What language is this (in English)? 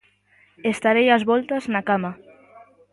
Galician